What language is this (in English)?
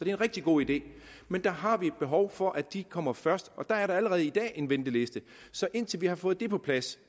Danish